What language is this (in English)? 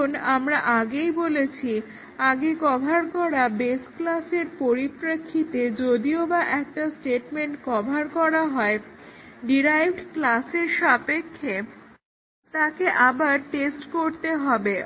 Bangla